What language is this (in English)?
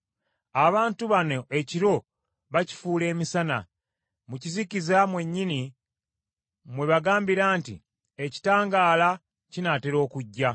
Ganda